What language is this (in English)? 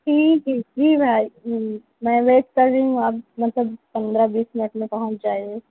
Urdu